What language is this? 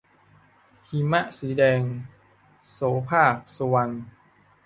Thai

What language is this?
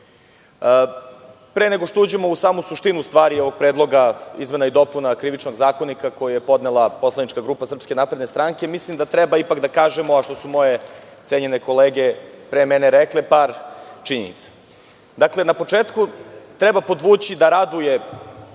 Serbian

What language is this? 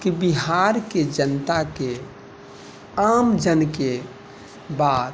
Maithili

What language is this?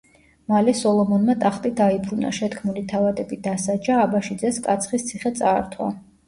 Georgian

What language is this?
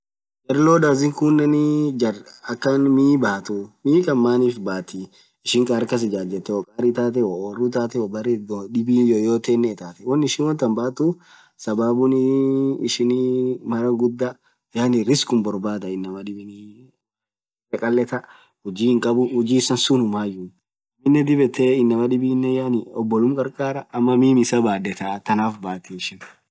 Orma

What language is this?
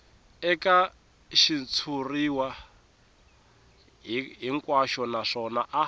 Tsonga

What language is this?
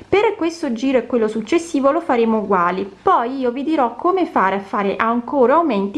Italian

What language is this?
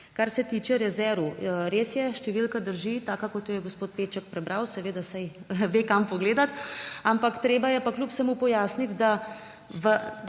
Slovenian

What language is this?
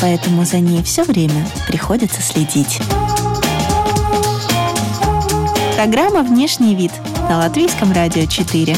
Russian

